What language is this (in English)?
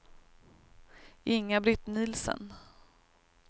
Swedish